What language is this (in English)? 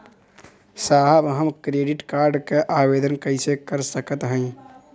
Bhojpuri